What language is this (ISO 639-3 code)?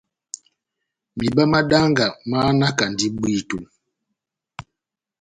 bnm